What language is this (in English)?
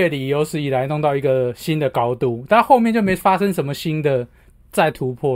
Chinese